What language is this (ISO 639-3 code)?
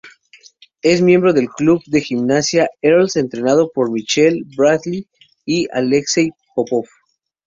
spa